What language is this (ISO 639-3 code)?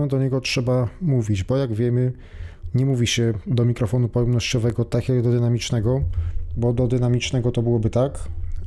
pol